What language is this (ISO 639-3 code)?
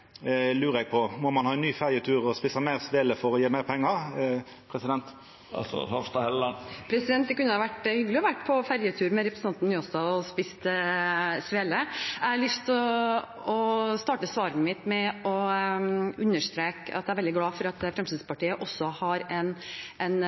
nor